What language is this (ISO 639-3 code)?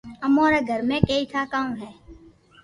lrk